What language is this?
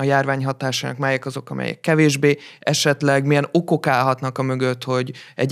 Hungarian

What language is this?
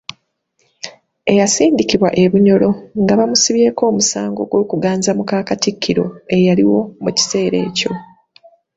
Ganda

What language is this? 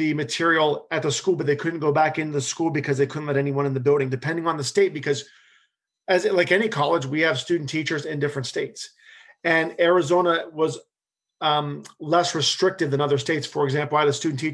English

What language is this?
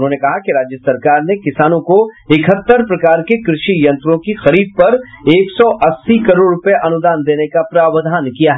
Hindi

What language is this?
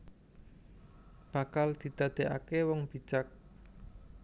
Javanese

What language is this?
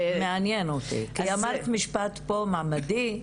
Hebrew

